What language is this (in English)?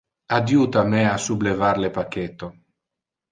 Interlingua